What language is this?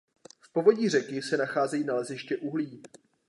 Czech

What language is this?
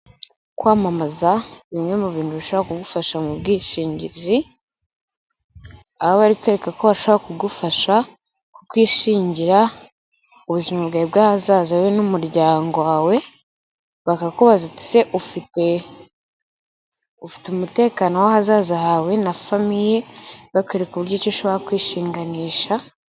Kinyarwanda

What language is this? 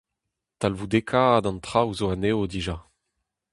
Breton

